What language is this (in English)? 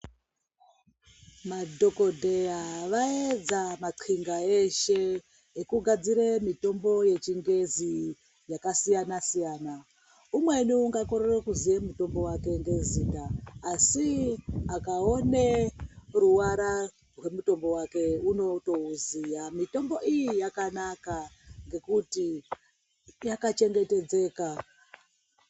Ndau